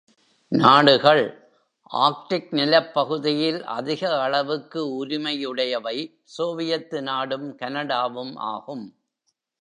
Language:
Tamil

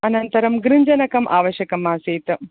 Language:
Sanskrit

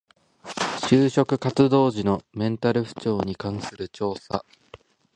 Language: Japanese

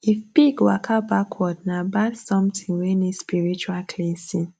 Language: Nigerian Pidgin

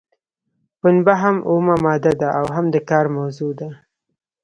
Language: Pashto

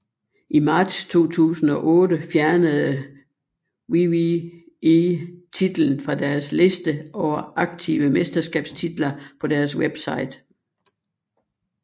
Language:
Danish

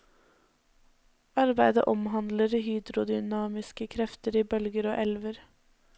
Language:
Norwegian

